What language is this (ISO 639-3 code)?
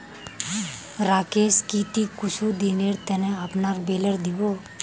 mag